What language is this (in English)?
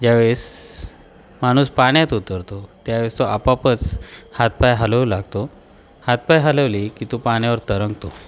Marathi